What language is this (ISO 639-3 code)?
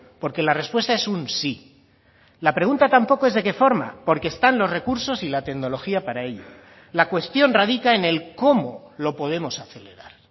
spa